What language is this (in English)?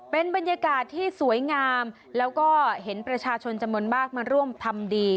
Thai